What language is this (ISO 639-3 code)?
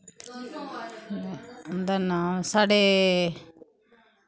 doi